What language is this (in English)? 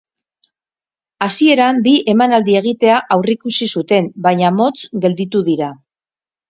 Basque